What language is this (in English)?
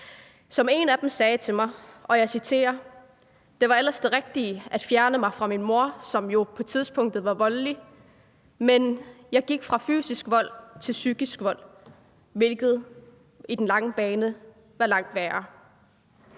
Danish